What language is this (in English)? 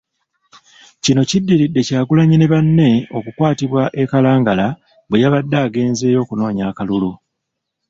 Ganda